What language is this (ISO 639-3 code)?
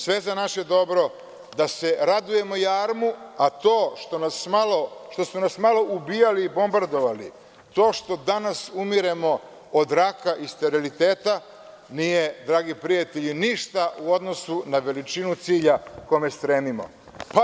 srp